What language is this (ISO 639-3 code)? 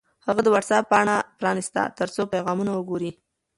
pus